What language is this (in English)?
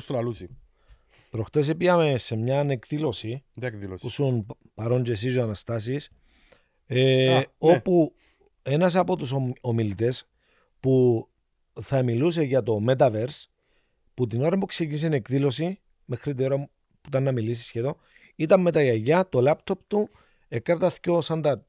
Greek